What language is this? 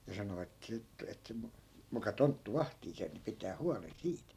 Finnish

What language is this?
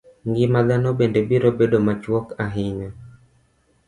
Luo (Kenya and Tanzania)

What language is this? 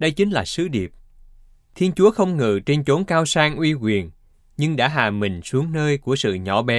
Vietnamese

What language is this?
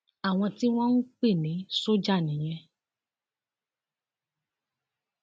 Yoruba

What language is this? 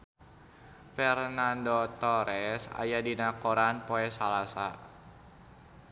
Sundanese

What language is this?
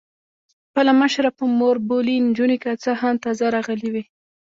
Pashto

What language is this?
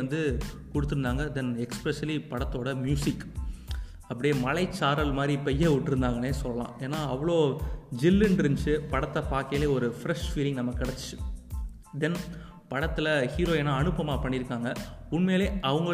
Tamil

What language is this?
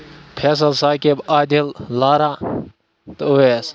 Kashmiri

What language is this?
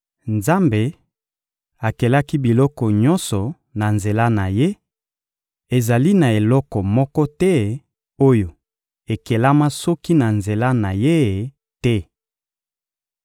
Lingala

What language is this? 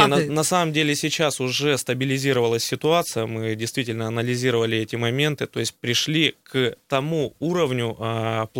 Russian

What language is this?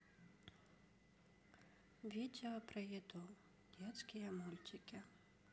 Russian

